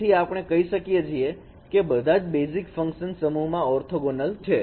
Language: Gujarati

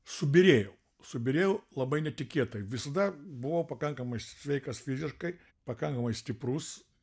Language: Lithuanian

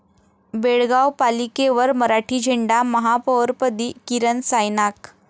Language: Marathi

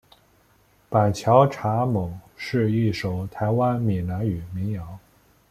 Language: Chinese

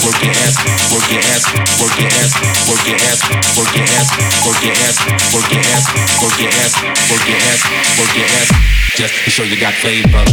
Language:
English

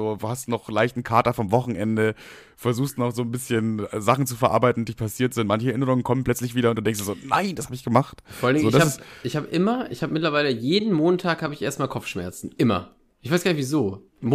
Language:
German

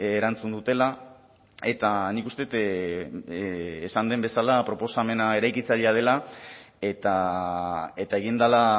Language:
Basque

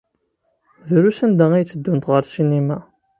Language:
Kabyle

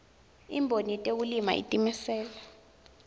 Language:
Swati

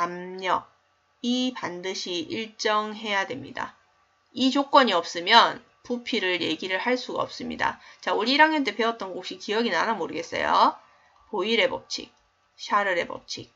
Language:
Korean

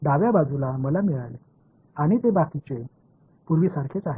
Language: Marathi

